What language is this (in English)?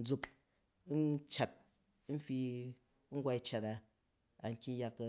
Jju